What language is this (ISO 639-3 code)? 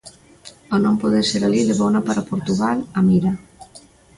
glg